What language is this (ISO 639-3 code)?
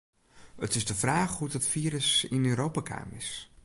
fry